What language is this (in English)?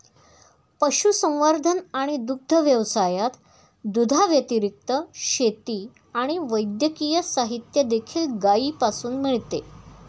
Marathi